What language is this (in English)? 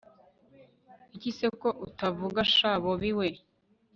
Kinyarwanda